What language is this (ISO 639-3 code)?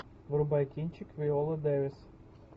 rus